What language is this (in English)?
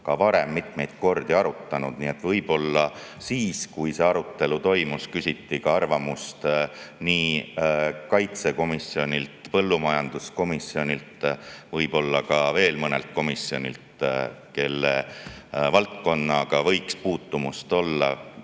Estonian